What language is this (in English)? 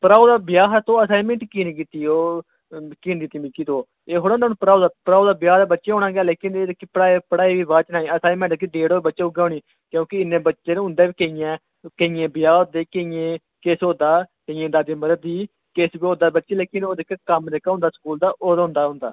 Dogri